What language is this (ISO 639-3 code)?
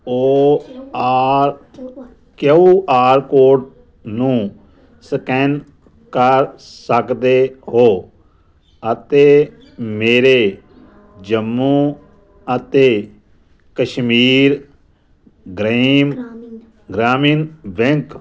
pan